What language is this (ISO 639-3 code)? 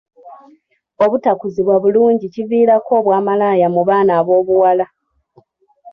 lug